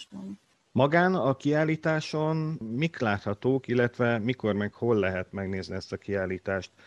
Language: Hungarian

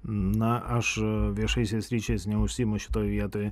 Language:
Lithuanian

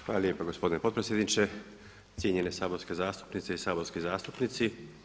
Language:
Croatian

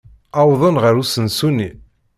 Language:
Kabyle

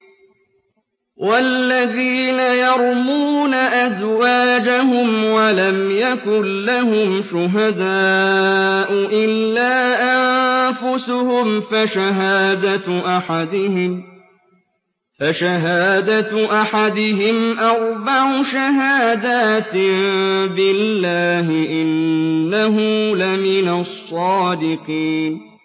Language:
Arabic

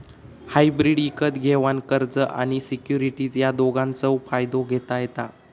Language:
Marathi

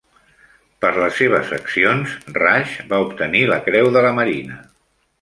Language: Catalan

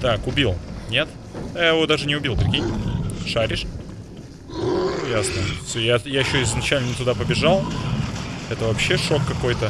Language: Russian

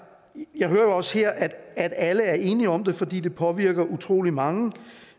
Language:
Danish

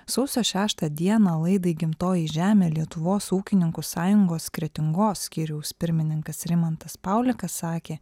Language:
Lithuanian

